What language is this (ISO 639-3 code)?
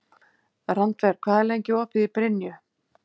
isl